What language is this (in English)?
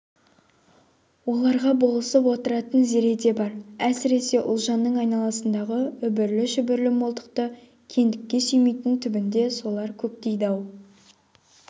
Kazakh